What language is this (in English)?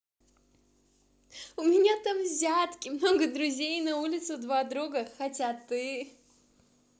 Russian